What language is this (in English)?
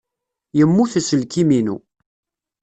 Kabyle